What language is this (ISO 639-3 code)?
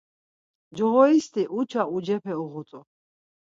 lzz